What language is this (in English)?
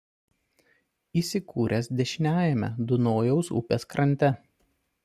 Lithuanian